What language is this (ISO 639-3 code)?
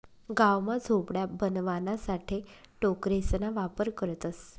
mar